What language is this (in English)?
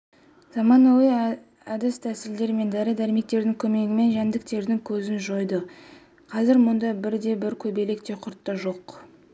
Kazakh